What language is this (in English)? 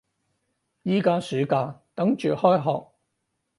Cantonese